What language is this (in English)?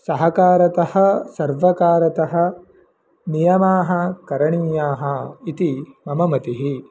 Sanskrit